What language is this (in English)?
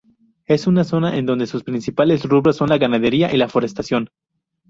Spanish